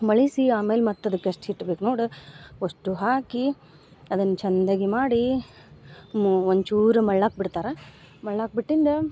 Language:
Kannada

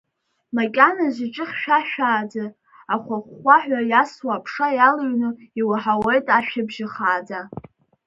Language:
Abkhazian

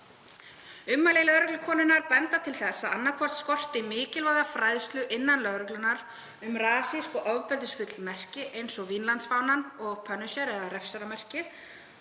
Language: Icelandic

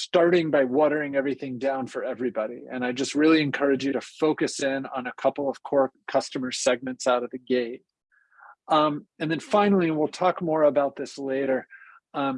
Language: English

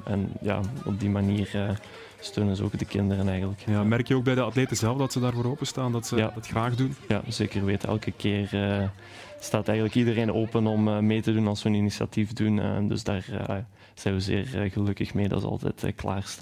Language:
Dutch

